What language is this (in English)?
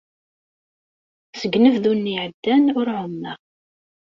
Kabyle